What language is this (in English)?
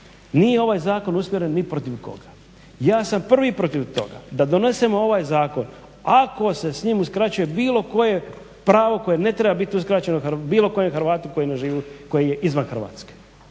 Croatian